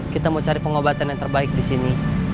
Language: Indonesian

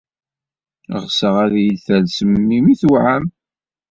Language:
Kabyle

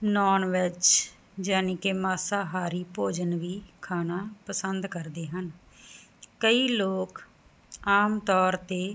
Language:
Punjabi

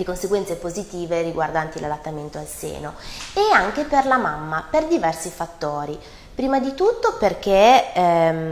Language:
Italian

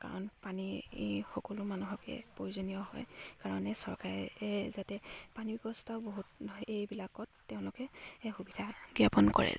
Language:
Assamese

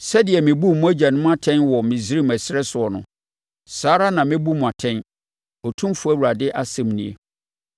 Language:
Akan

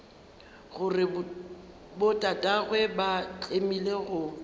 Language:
Northern Sotho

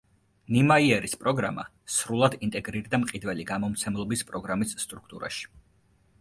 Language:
Georgian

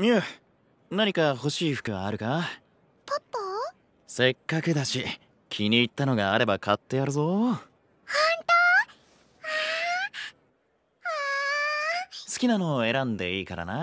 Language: Japanese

